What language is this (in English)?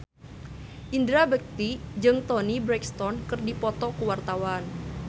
Sundanese